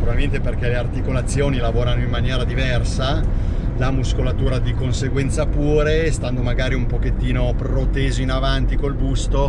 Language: Italian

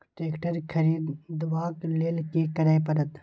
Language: Maithili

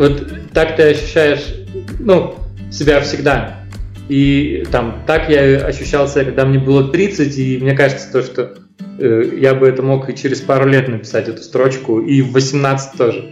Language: Russian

